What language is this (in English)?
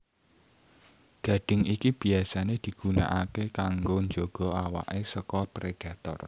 Javanese